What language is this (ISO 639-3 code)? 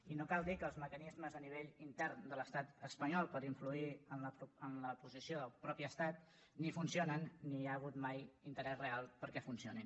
cat